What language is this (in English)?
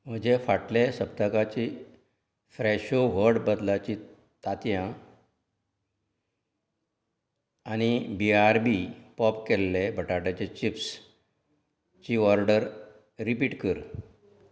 Konkani